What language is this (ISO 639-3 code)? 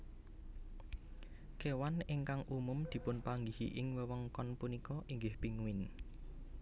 jav